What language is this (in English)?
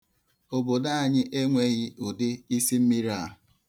Igbo